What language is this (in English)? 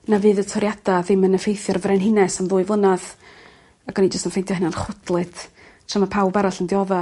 Welsh